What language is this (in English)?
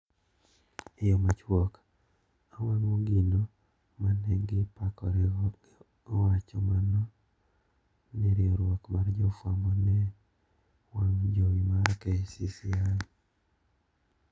Luo (Kenya and Tanzania)